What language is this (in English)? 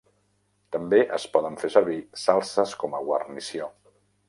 Catalan